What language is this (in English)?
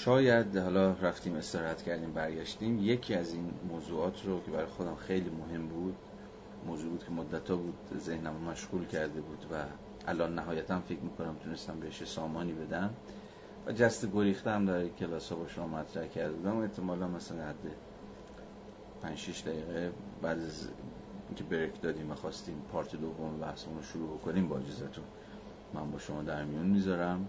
Persian